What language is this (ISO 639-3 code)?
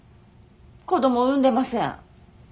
jpn